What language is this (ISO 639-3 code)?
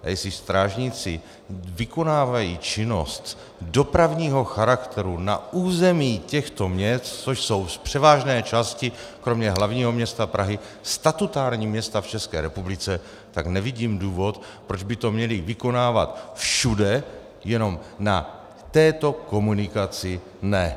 ces